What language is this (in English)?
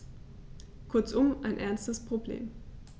German